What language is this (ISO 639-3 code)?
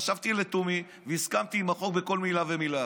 heb